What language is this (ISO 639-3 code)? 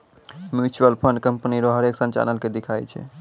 mai